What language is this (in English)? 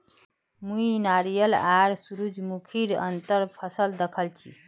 Magahi